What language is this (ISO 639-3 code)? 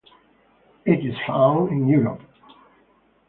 eng